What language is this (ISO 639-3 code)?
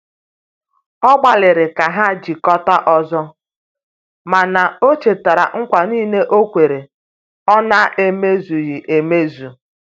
ibo